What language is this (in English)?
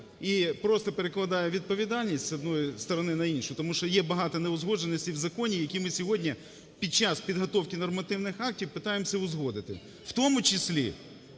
Ukrainian